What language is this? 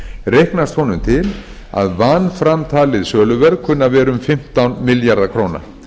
Icelandic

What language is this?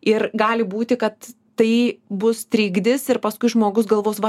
Lithuanian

